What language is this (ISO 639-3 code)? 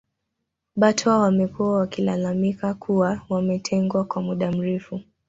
swa